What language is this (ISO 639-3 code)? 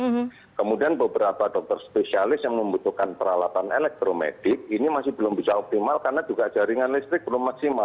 ind